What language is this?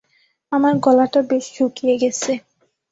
Bangla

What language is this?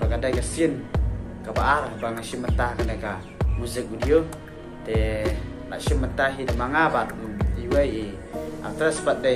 Malay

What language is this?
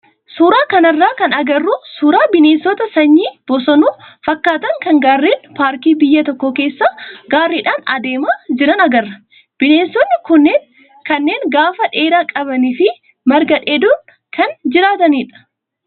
Oromo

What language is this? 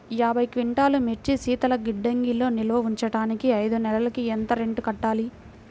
Telugu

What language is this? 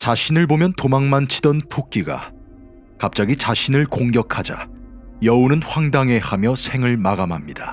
Korean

